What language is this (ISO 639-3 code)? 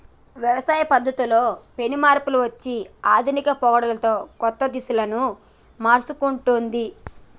tel